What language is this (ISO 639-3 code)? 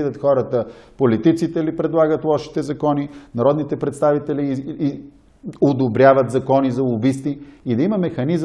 bul